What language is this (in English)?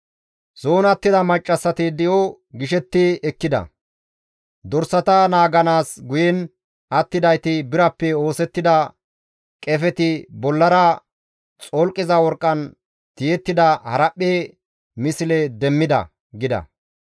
Gamo